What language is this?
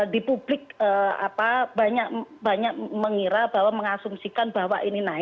Indonesian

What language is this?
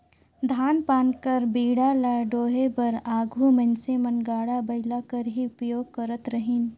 Chhattisgarhi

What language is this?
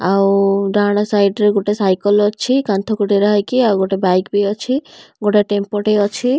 Odia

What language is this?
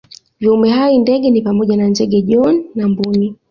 Swahili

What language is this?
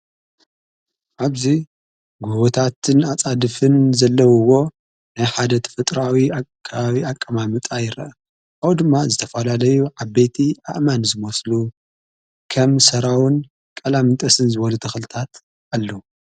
Tigrinya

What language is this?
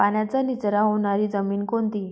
Marathi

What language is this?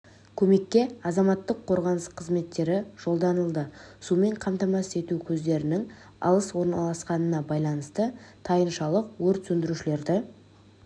Kazakh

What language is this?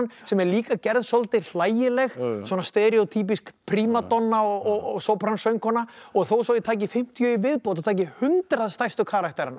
Icelandic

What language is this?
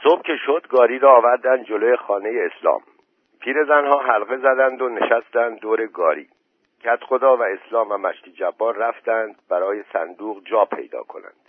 Persian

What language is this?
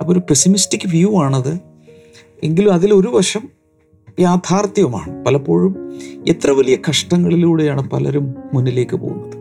Malayalam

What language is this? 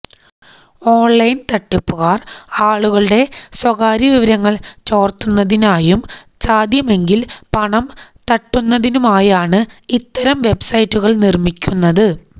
Malayalam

